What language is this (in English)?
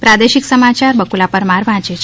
Gujarati